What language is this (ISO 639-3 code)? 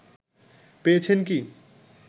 ben